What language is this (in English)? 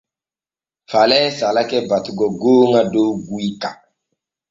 Borgu Fulfulde